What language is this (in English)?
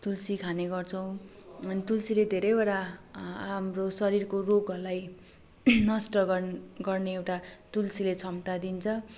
Nepali